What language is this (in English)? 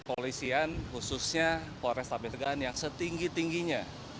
Indonesian